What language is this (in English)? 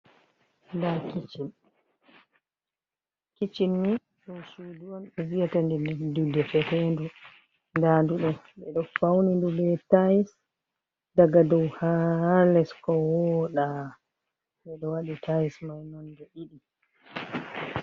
Fula